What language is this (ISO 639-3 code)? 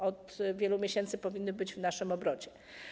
pol